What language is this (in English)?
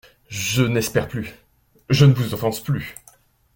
French